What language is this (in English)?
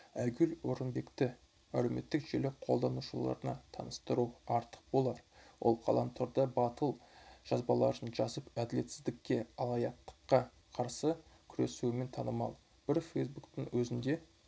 Kazakh